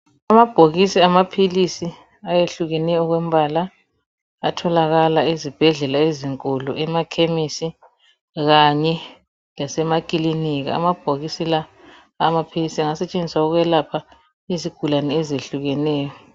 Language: North Ndebele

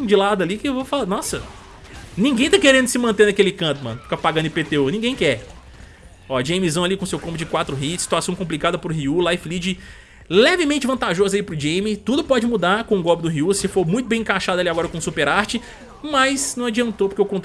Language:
Portuguese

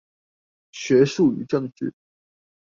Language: Chinese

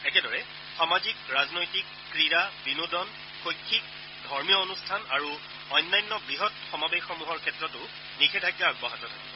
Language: Assamese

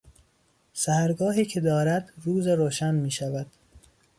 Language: Persian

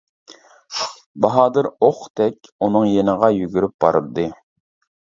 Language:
Uyghur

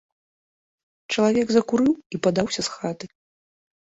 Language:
Belarusian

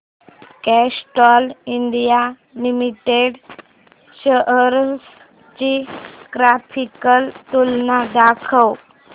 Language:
Marathi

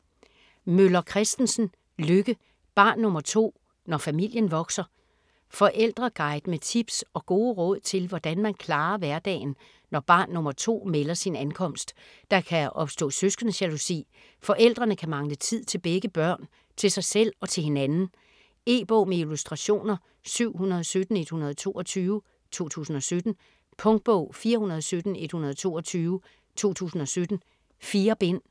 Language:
Danish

